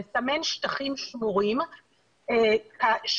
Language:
Hebrew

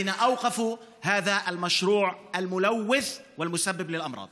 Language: Hebrew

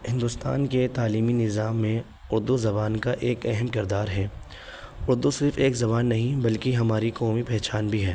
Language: Urdu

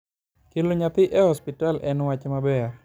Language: Luo (Kenya and Tanzania)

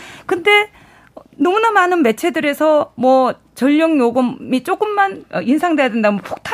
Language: Korean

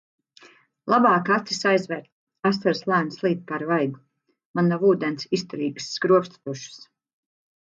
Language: Latvian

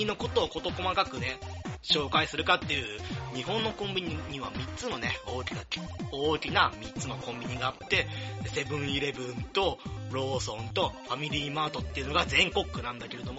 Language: Japanese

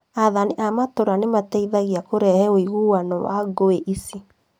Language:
Kikuyu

